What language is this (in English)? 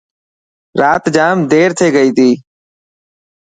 Dhatki